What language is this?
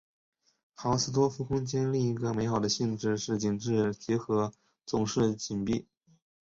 Chinese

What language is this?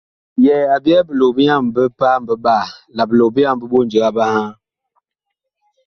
Bakoko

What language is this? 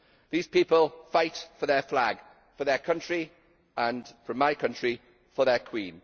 English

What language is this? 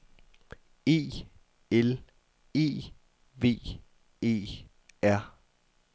Danish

